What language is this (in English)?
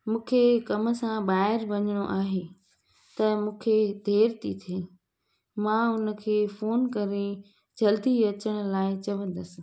Sindhi